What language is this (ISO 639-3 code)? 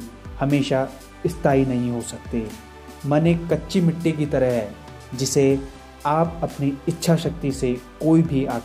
hin